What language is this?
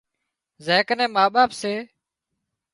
Wadiyara Koli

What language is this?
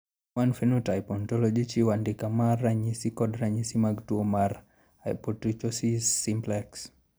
Luo (Kenya and Tanzania)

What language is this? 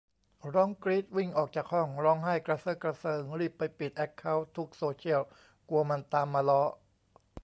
Thai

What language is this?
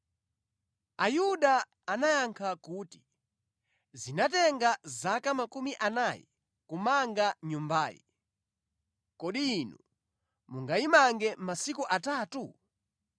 Nyanja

